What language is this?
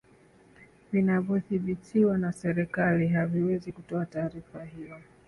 Swahili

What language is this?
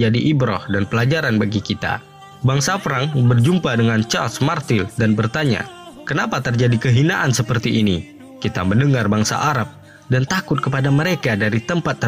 Indonesian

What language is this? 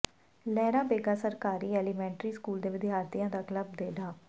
Punjabi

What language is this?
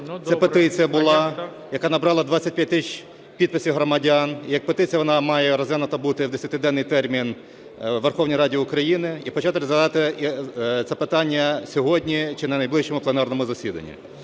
Ukrainian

